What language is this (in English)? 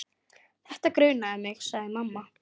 Icelandic